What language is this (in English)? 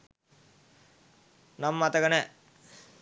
Sinhala